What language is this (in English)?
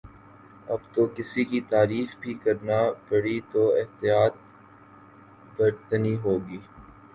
Urdu